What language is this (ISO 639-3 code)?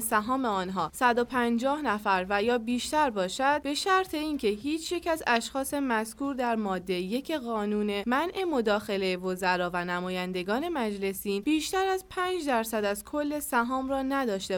fas